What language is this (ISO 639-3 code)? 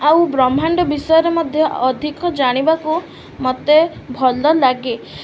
ori